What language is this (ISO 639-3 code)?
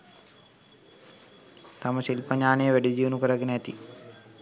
sin